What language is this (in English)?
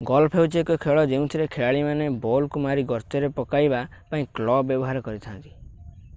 Odia